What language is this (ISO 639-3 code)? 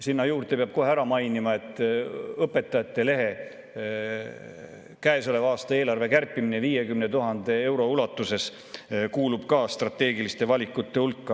est